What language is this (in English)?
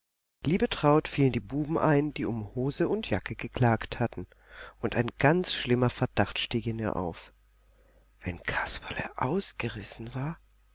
German